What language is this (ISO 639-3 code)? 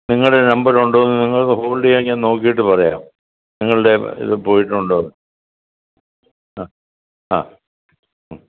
mal